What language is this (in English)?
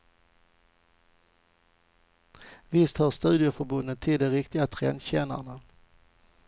Swedish